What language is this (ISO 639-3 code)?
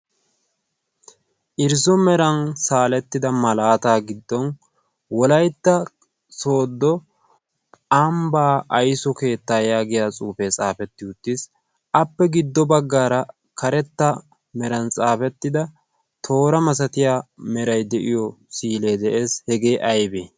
wal